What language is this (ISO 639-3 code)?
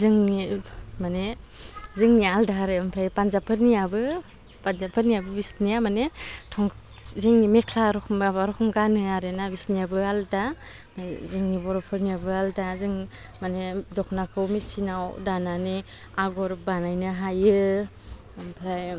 brx